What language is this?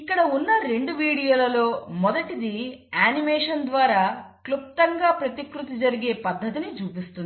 Telugu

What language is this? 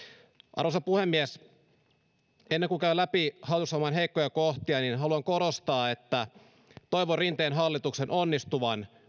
Finnish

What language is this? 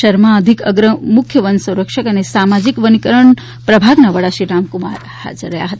Gujarati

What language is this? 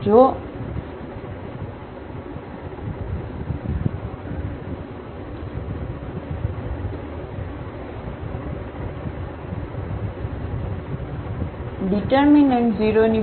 Gujarati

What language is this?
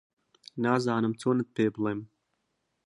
Central Kurdish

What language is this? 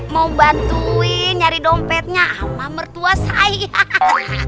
Indonesian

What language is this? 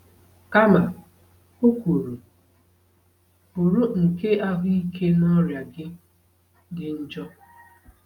Igbo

